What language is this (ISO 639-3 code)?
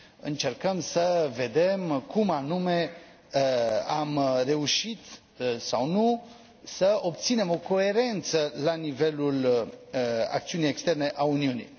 ron